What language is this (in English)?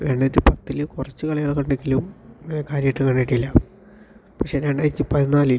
Malayalam